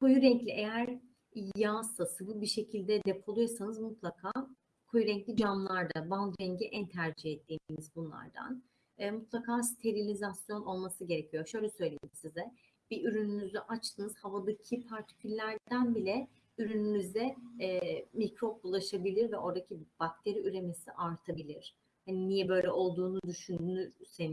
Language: Turkish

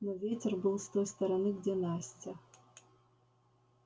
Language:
Russian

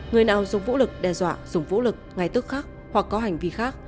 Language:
Vietnamese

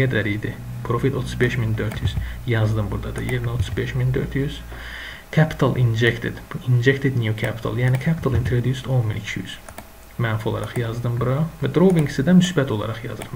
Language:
Turkish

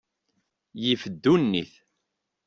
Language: Kabyle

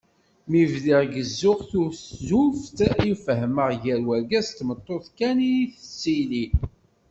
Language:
Kabyle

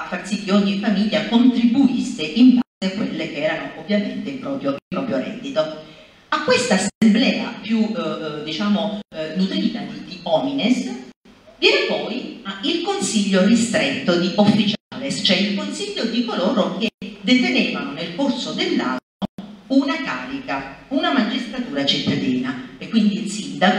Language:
Italian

